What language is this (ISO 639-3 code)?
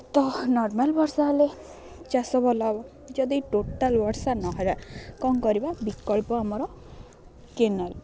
ori